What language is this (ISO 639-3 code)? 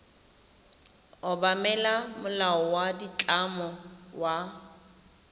tsn